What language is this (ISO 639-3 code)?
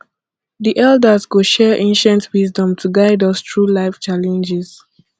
pcm